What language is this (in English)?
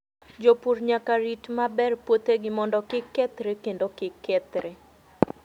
Luo (Kenya and Tanzania)